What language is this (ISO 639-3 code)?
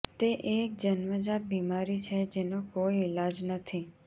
guj